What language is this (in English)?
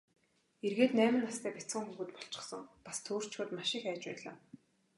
Mongolian